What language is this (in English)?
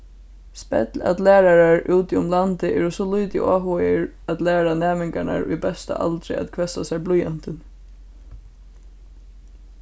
Faroese